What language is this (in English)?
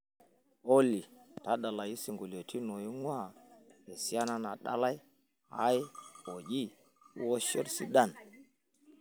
Masai